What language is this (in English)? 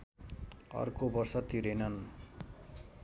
Nepali